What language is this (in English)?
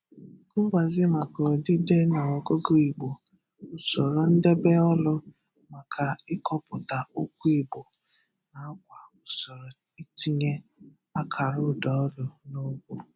Igbo